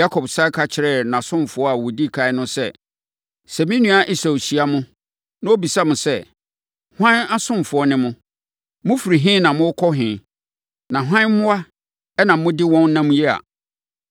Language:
Akan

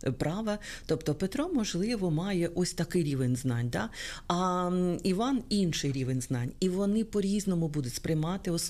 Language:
Ukrainian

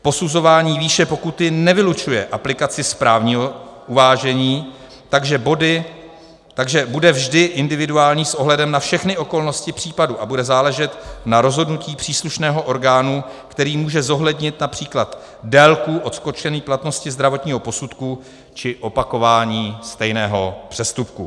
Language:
Czech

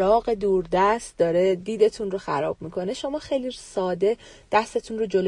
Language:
Persian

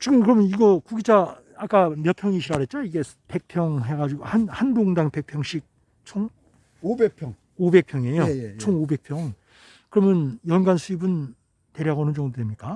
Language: Korean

